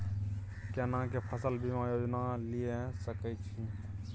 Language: Maithili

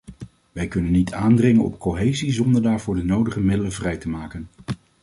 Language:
Dutch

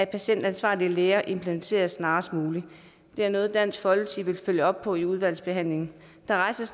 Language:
Danish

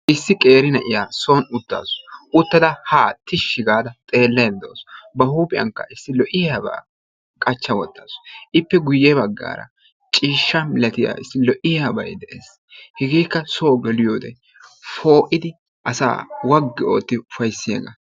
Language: Wolaytta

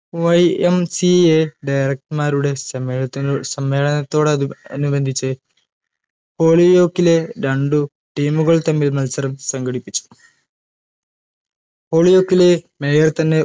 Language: Malayalam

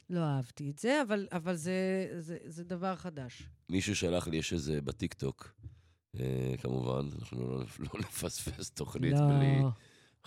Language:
Hebrew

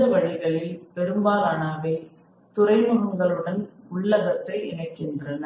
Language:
Tamil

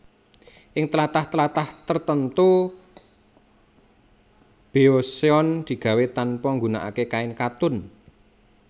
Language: Javanese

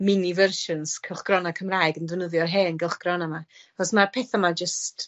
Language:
Welsh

